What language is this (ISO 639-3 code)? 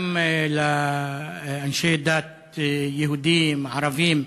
heb